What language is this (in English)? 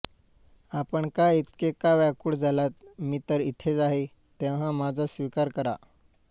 Marathi